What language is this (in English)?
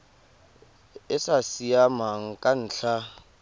Tswana